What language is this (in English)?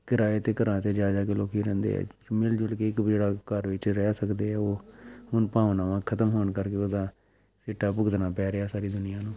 Punjabi